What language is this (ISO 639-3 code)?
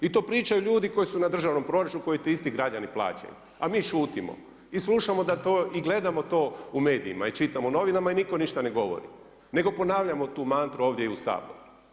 hrv